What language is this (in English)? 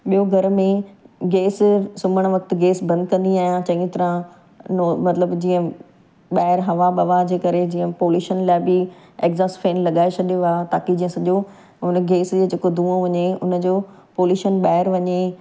Sindhi